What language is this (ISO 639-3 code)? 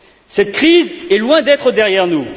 fra